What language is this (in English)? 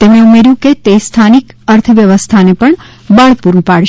Gujarati